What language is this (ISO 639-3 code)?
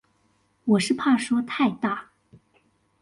zho